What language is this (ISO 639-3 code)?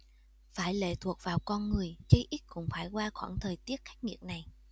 vie